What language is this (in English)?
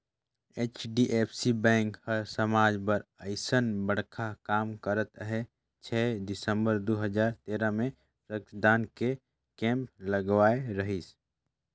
Chhattisgarhi